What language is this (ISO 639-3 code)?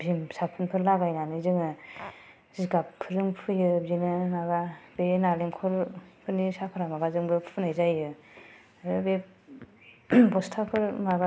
brx